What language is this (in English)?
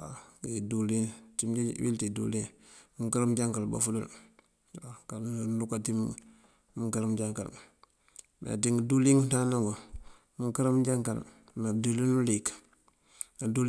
Mandjak